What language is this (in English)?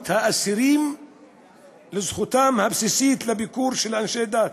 Hebrew